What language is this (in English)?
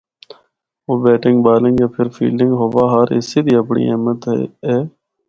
Northern Hindko